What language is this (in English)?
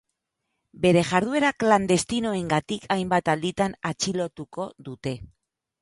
Basque